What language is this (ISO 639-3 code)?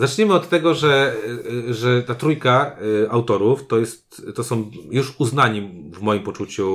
pol